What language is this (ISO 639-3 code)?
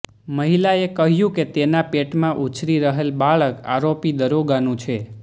guj